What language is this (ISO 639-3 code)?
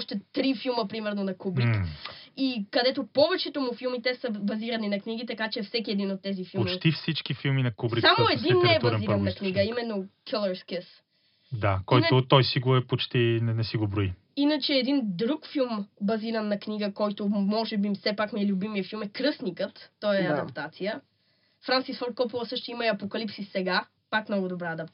bul